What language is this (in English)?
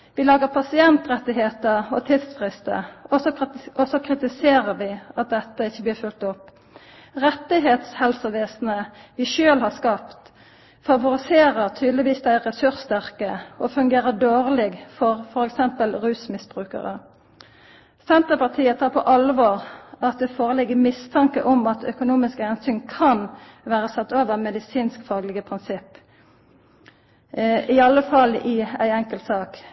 Norwegian Nynorsk